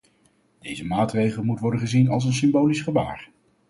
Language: Dutch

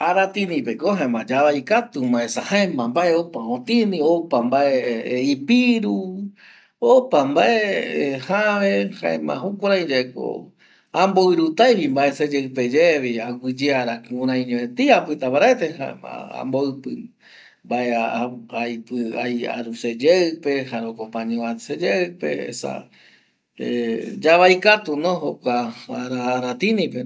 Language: Eastern Bolivian Guaraní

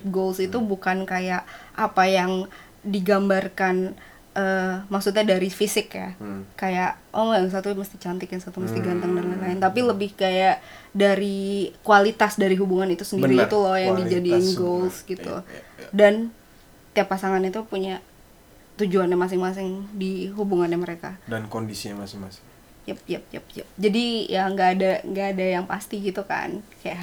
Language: Indonesian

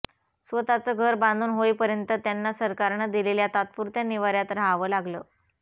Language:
Marathi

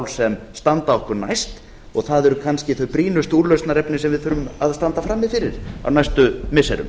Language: Icelandic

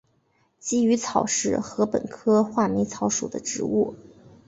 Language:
Chinese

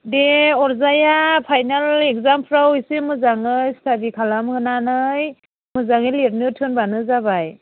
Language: Bodo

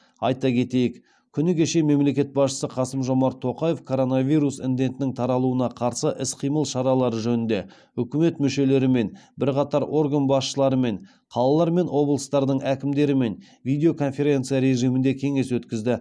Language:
Kazakh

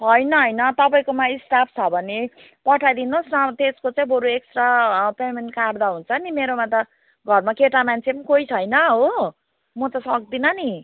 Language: Nepali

